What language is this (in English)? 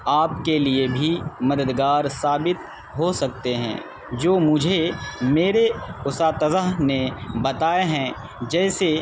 Urdu